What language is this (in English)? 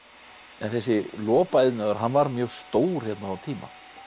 Icelandic